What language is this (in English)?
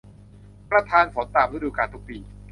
Thai